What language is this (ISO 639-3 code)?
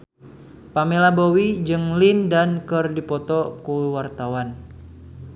sun